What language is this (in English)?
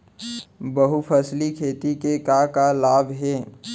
Chhattisgarhi